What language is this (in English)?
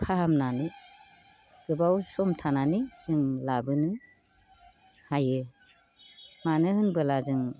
Bodo